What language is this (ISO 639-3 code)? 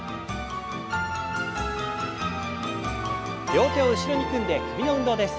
jpn